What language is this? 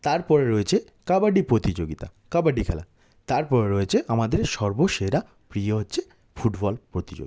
Bangla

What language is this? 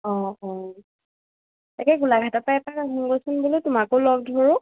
Assamese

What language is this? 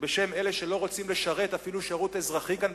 Hebrew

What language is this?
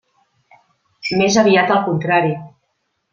Catalan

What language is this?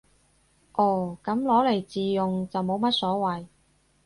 Cantonese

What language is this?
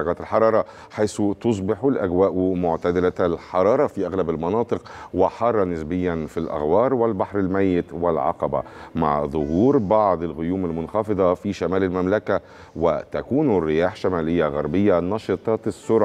Arabic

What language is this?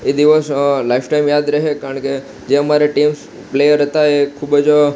Gujarati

